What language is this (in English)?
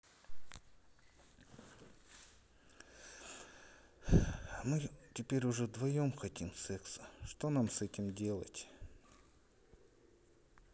Russian